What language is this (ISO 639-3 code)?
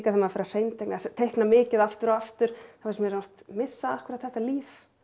isl